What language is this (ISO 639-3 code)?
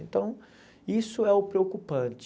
por